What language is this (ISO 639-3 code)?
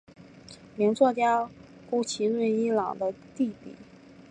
zho